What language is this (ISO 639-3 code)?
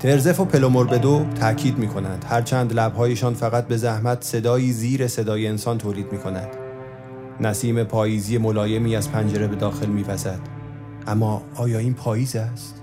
fas